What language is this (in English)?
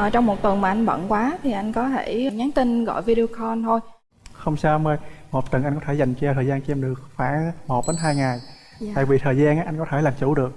Vietnamese